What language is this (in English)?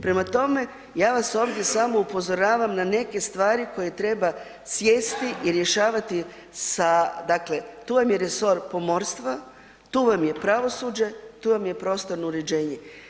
Croatian